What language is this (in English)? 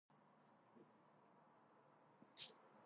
Georgian